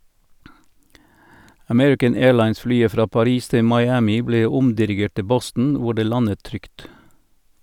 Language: Norwegian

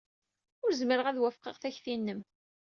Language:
Kabyle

